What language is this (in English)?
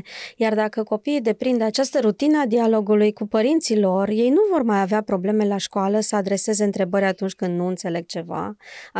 Romanian